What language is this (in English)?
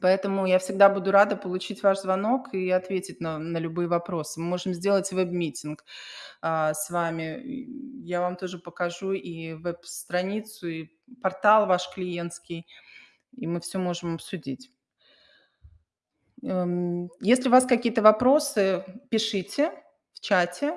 Russian